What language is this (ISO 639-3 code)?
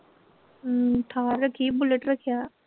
pan